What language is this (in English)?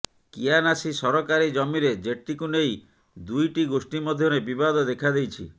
Odia